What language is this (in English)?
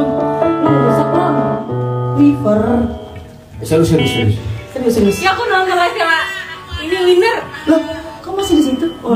Indonesian